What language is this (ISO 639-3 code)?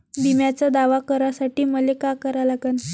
mar